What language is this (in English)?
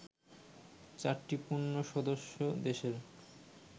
Bangla